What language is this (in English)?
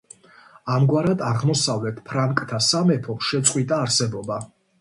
Georgian